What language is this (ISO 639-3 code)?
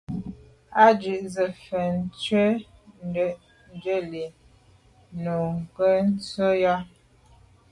byv